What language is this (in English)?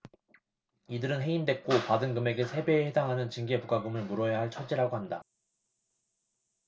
Korean